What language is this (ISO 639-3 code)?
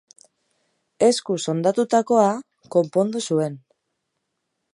eus